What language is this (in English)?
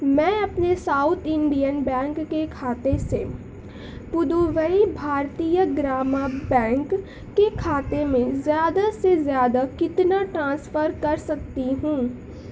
Urdu